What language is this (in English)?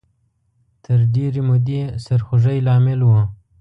Pashto